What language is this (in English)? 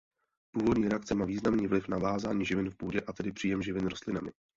Czech